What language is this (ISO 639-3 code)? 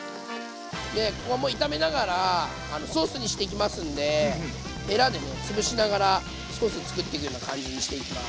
jpn